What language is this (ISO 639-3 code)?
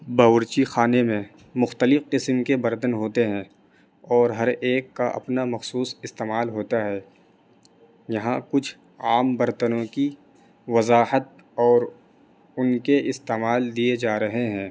urd